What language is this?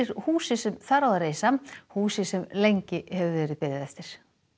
Icelandic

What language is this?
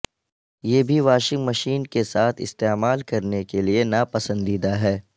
Urdu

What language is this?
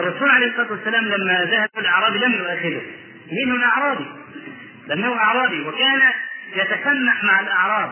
Arabic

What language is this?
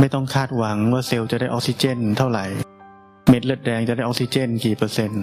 Thai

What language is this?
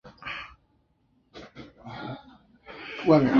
Chinese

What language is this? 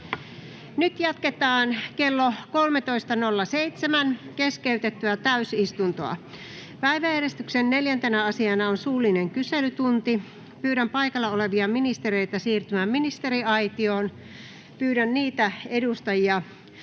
Finnish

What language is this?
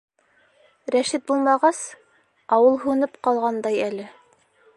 Bashkir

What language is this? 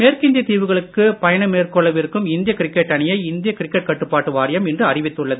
Tamil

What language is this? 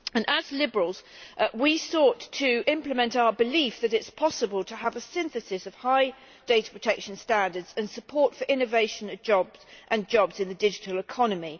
English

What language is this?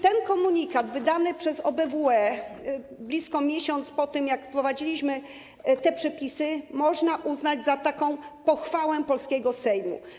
Polish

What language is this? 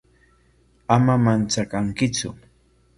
Corongo Ancash Quechua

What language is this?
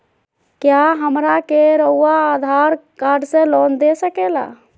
Magahi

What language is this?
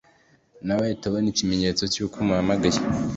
Kinyarwanda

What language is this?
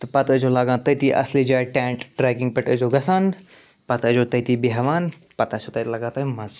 Kashmiri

